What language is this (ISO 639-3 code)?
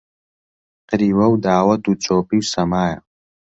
ckb